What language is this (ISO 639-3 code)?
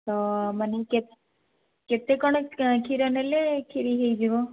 ori